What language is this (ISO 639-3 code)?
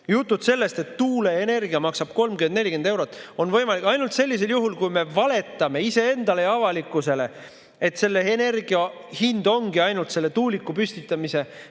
est